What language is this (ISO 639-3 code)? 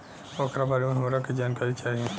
bho